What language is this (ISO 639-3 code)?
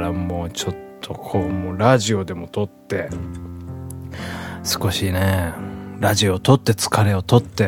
jpn